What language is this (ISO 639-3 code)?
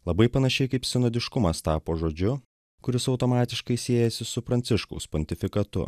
lit